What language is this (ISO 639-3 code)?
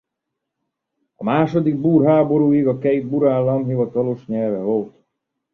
hun